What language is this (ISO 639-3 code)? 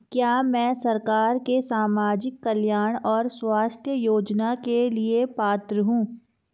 hin